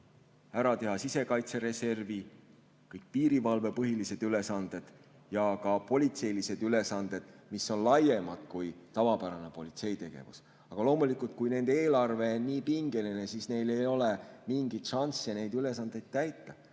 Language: Estonian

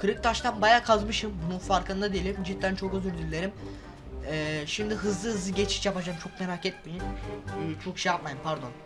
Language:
Turkish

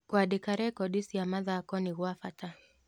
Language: Kikuyu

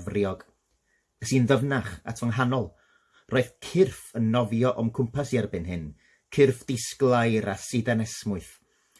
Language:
Welsh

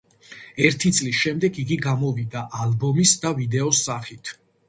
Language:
Georgian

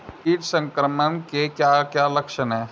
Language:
Hindi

